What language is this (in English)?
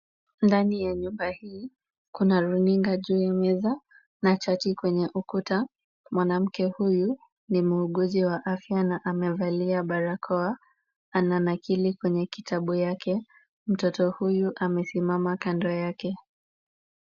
Swahili